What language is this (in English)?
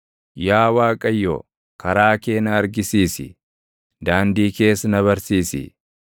Oromo